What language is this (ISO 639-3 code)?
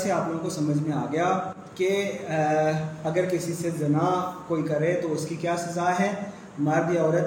urd